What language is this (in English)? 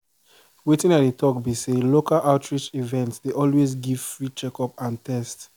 Nigerian Pidgin